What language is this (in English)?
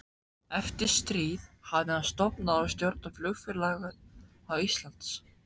Icelandic